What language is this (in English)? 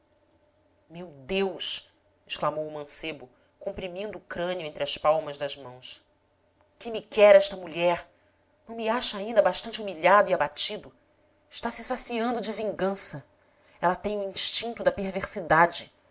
Portuguese